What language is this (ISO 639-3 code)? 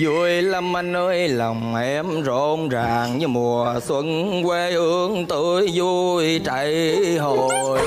vie